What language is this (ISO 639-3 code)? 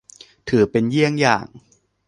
tha